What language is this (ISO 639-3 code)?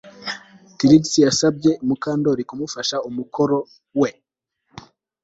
kin